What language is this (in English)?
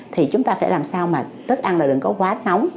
Vietnamese